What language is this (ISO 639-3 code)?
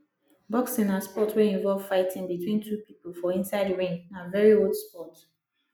pcm